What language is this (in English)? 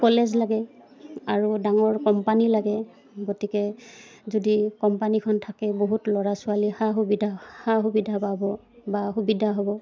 Assamese